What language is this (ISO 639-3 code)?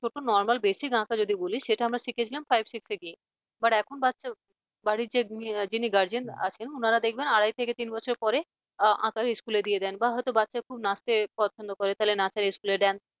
ben